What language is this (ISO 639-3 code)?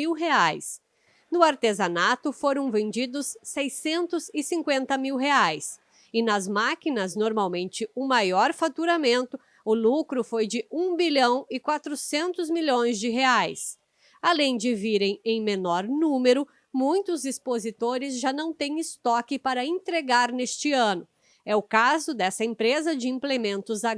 por